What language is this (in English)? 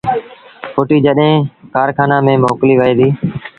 Sindhi Bhil